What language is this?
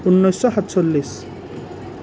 Assamese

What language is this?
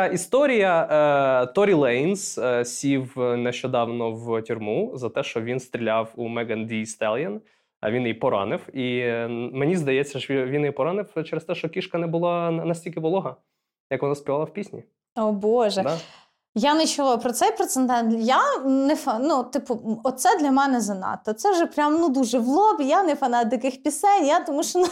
Ukrainian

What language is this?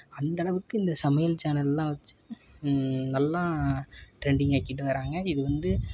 Tamil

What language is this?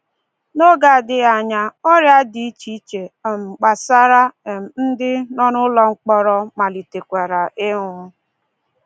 Igbo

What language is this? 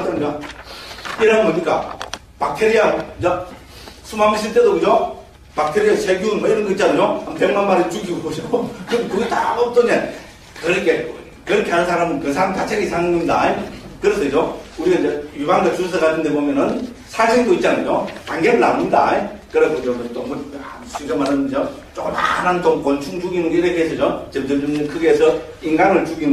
Korean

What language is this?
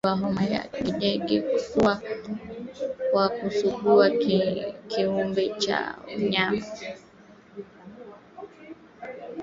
Swahili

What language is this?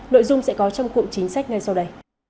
Vietnamese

